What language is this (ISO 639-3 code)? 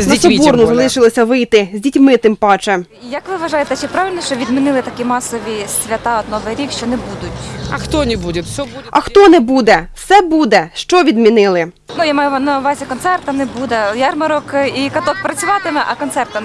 ukr